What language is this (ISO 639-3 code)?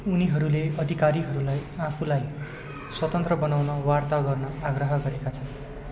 nep